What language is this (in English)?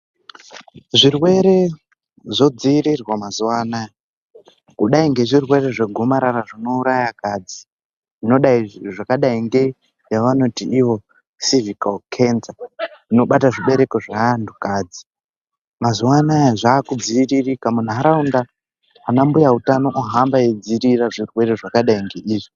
Ndau